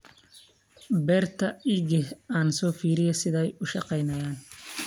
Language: Somali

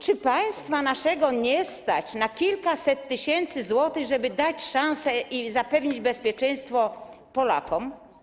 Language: Polish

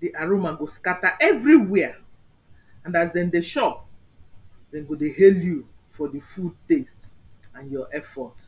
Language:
Nigerian Pidgin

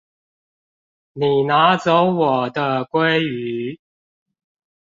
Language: Chinese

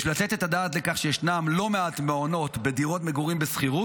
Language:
Hebrew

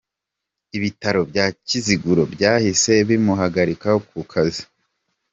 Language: Kinyarwanda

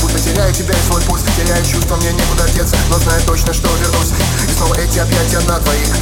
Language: Russian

